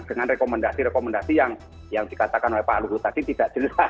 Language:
Indonesian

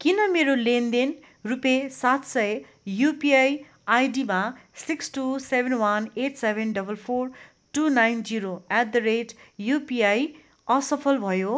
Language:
Nepali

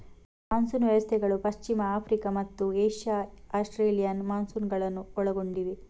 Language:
Kannada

